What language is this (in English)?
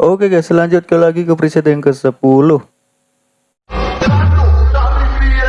Indonesian